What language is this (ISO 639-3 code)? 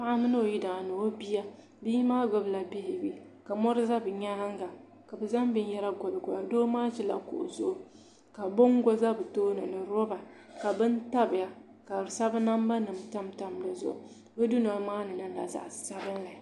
dag